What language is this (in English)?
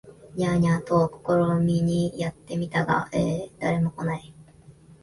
Japanese